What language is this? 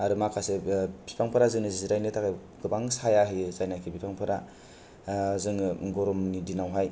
Bodo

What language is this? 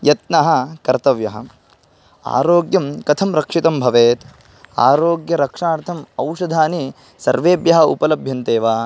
Sanskrit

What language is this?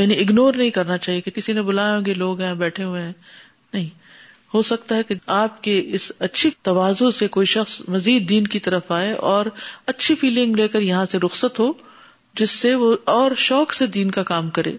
Urdu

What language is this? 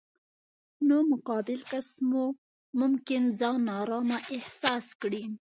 Pashto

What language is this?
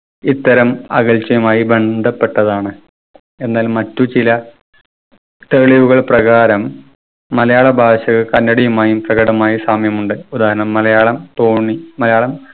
Malayalam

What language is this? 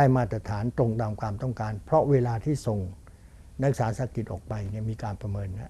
Thai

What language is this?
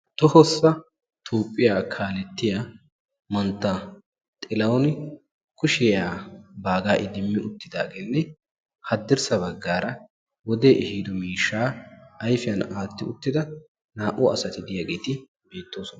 Wolaytta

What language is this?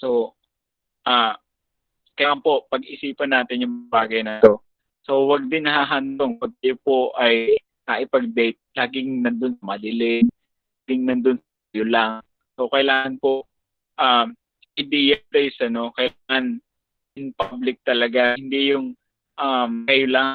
Filipino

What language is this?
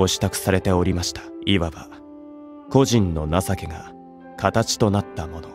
Japanese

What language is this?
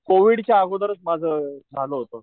Marathi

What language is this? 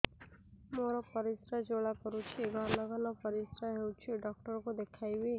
Odia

